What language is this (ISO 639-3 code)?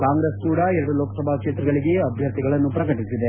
kan